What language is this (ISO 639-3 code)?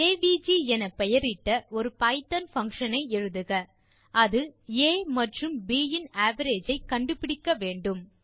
tam